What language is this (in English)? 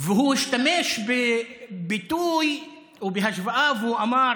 Hebrew